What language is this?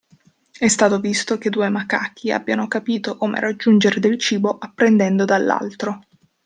Italian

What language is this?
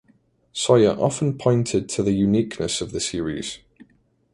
English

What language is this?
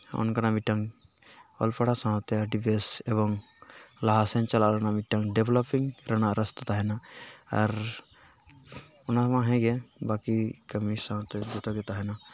Santali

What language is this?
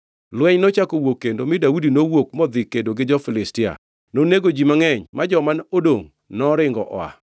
Luo (Kenya and Tanzania)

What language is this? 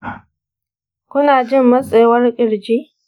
Hausa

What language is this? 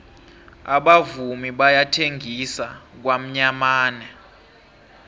South Ndebele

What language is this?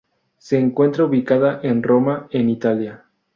Spanish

